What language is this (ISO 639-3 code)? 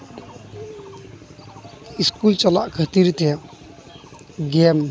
sat